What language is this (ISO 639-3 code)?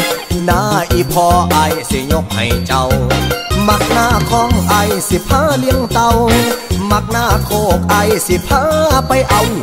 tha